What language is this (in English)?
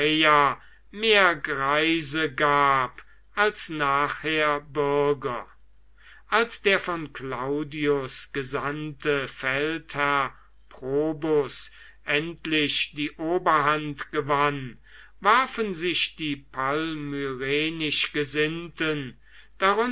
German